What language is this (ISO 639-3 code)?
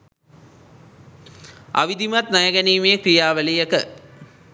sin